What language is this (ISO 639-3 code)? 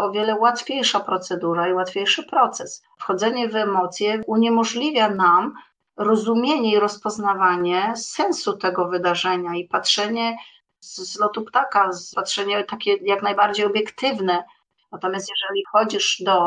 pol